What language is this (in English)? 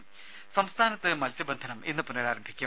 Malayalam